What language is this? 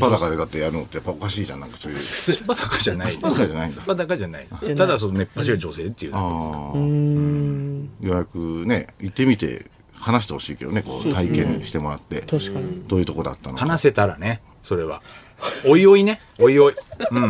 Japanese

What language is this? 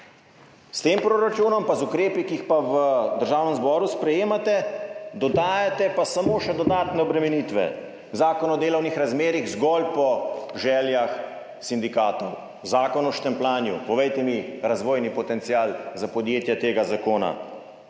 Slovenian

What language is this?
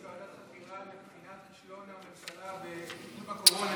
Hebrew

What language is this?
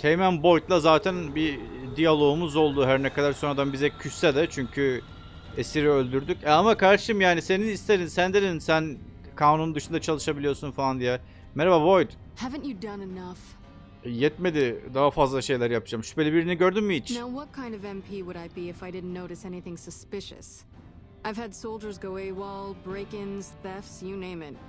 Turkish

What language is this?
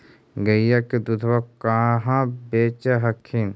Magahi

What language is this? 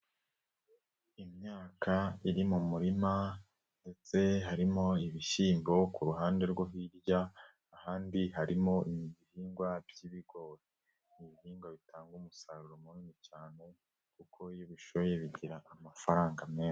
Kinyarwanda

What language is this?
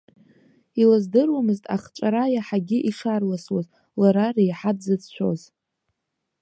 Abkhazian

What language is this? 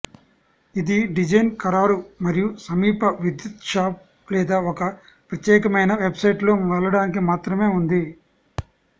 Telugu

